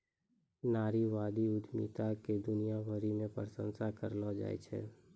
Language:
Maithili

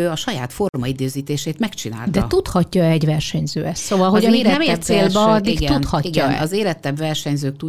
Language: Hungarian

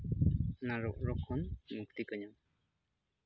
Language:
Santali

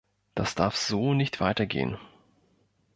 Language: German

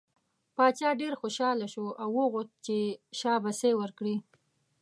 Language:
Pashto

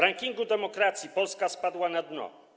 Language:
Polish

